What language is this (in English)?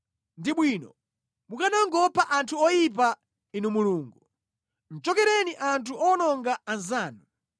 Nyanja